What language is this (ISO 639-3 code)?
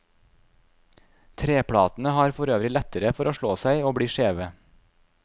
nor